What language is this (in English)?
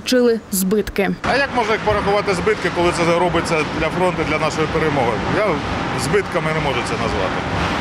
Ukrainian